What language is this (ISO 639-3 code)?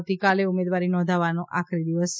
guj